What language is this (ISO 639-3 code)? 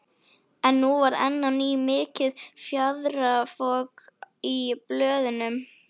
isl